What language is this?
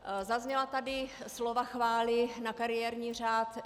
Czech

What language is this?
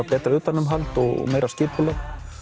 Icelandic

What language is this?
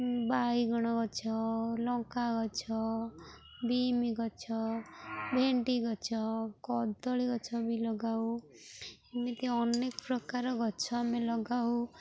Odia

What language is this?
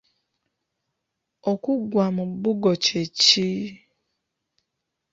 Ganda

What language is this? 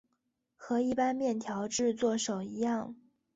Chinese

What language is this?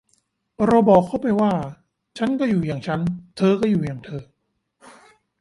Thai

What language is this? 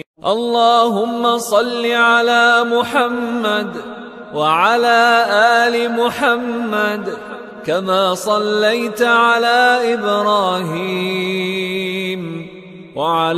Arabic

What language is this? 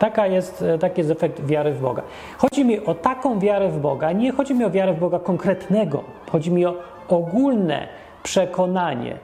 Polish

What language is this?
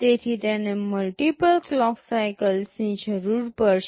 Gujarati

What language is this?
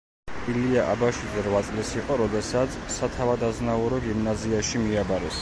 Georgian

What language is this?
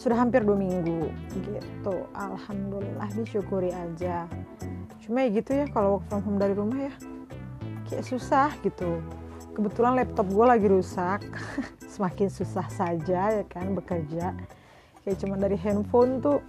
Indonesian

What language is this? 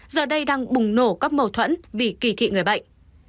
Vietnamese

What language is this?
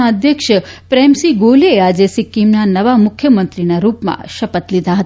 Gujarati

